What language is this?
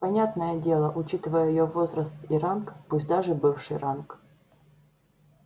Russian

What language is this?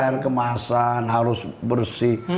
Indonesian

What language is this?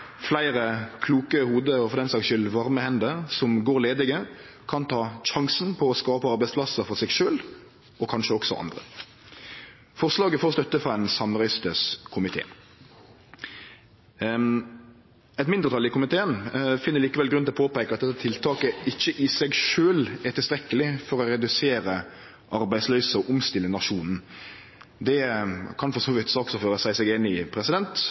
Norwegian Nynorsk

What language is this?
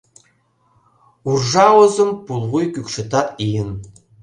Mari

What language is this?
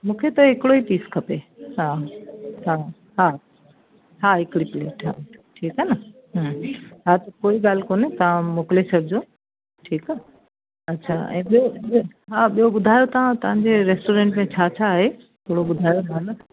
Sindhi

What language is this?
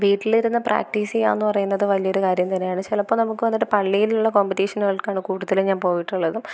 Malayalam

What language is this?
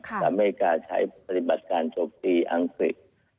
Thai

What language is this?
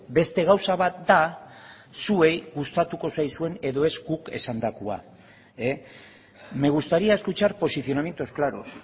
Basque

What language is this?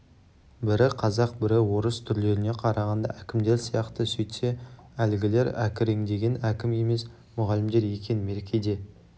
Kazakh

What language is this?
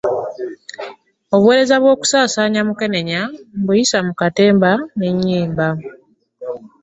Ganda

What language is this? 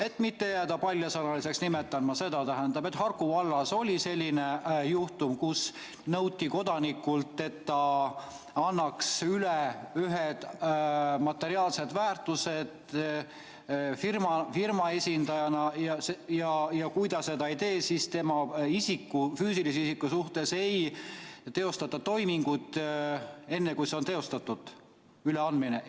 Estonian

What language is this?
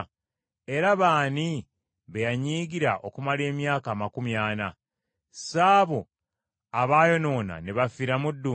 Ganda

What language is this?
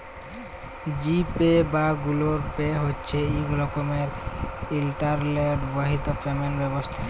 Bangla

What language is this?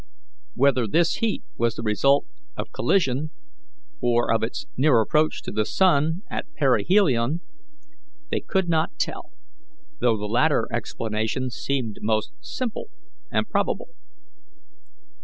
English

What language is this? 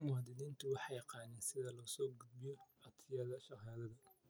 Somali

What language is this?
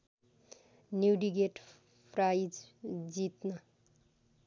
Nepali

